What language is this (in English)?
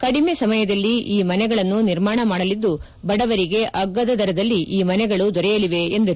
Kannada